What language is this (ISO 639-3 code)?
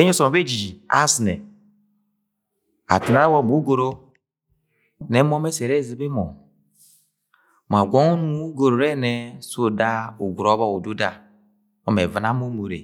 yay